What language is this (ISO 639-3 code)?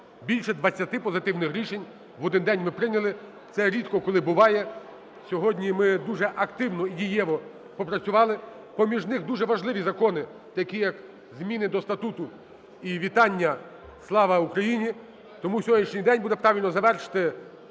ukr